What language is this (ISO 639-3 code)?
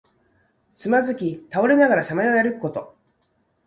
jpn